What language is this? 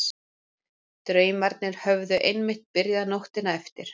Icelandic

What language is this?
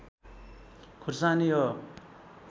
Nepali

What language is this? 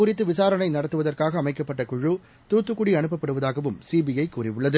Tamil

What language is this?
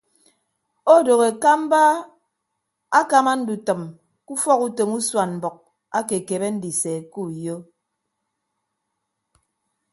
Ibibio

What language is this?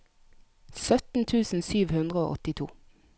Norwegian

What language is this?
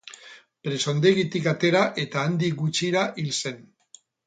Basque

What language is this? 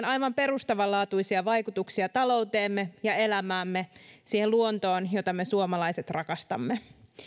Finnish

